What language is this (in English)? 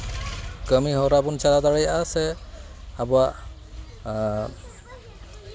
Santali